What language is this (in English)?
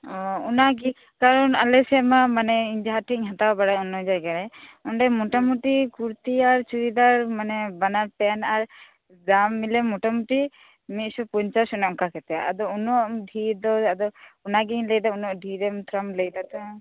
Santali